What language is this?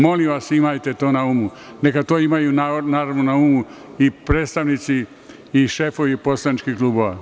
Serbian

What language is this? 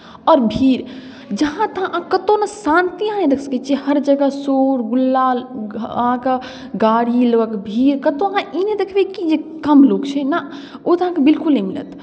Maithili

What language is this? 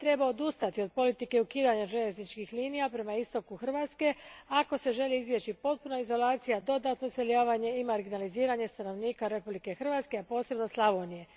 Croatian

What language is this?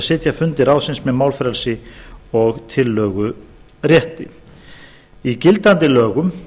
Icelandic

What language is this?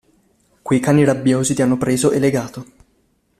Italian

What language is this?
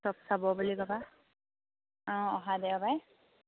Assamese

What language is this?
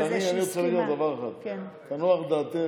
Hebrew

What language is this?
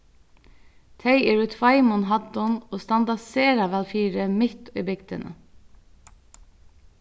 Faroese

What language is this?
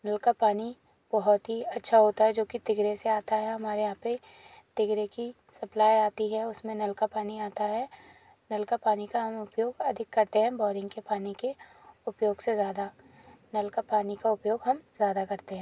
Hindi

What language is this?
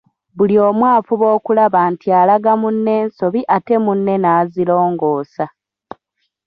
Ganda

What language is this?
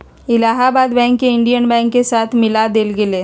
Magahi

